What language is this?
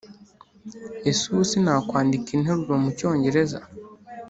Kinyarwanda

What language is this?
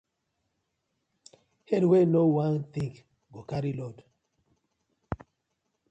Nigerian Pidgin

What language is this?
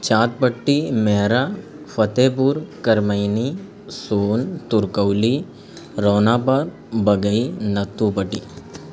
Urdu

